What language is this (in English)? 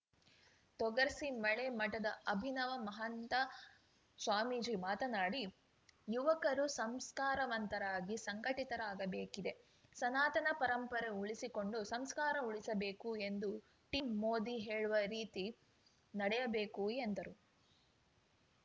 Kannada